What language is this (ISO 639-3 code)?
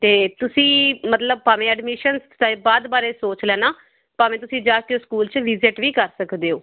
pan